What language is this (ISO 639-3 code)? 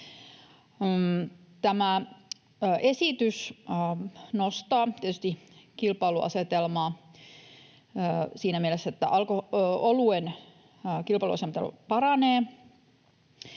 fin